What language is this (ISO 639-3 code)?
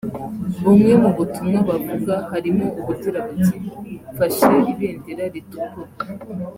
kin